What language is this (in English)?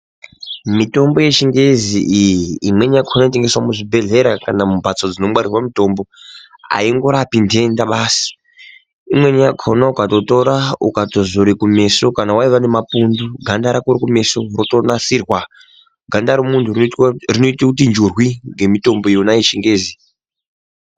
Ndau